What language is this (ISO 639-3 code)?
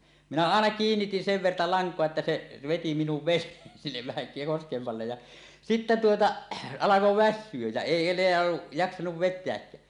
fin